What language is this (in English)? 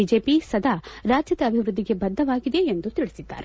Kannada